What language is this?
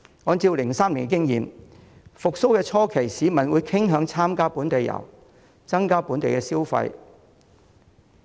Cantonese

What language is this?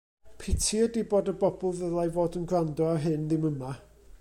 Welsh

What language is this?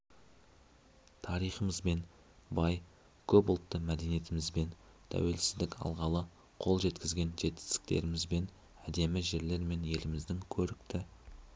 Kazakh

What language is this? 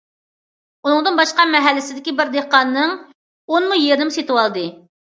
Uyghur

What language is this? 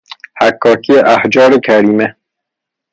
Persian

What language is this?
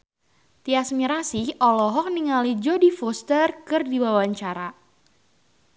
Sundanese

